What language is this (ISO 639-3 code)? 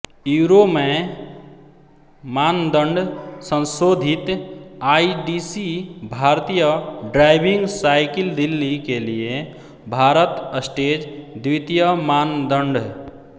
hin